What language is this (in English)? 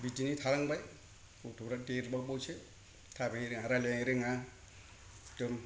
Bodo